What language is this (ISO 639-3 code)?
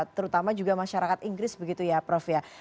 ind